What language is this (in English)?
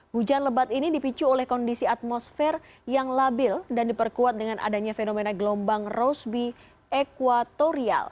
Indonesian